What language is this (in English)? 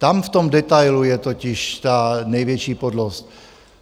Czech